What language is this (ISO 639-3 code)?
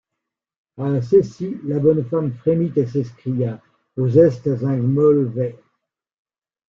fra